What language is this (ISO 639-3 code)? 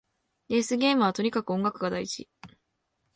jpn